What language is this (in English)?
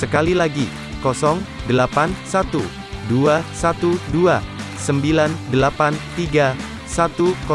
Indonesian